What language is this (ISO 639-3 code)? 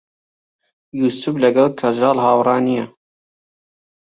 ckb